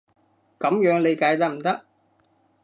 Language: Cantonese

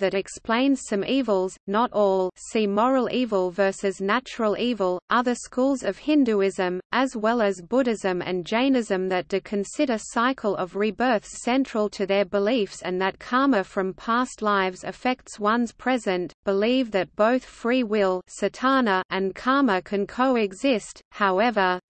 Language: English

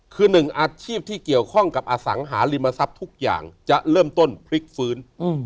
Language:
Thai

